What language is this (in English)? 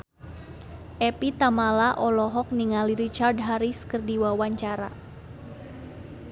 Sundanese